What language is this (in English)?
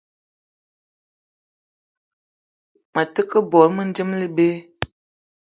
Eton (Cameroon)